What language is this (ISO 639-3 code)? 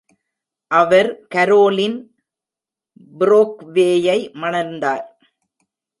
tam